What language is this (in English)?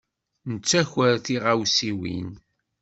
Kabyle